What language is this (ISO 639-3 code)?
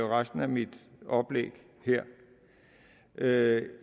dan